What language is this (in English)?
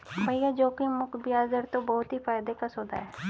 Hindi